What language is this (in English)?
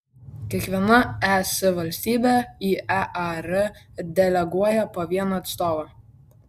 Lithuanian